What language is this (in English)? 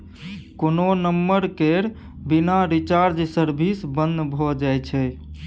Maithili